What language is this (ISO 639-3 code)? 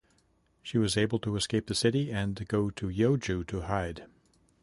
eng